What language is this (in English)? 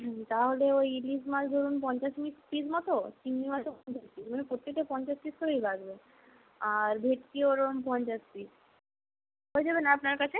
Bangla